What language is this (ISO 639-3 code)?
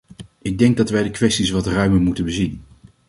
nld